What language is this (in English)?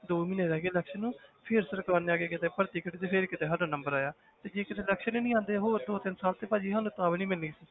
Punjabi